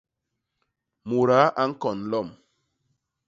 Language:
Basaa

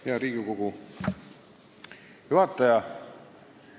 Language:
Estonian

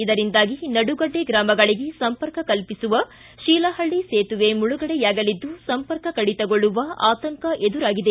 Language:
Kannada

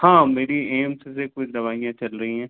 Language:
Hindi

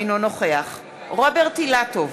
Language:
Hebrew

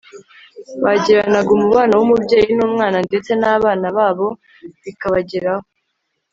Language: Kinyarwanda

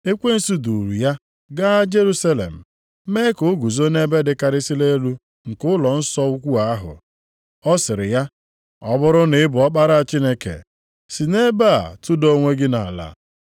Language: Igbo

